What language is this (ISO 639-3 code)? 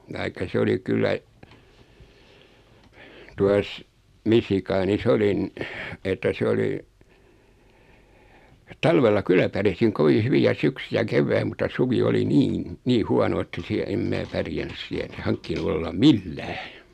fin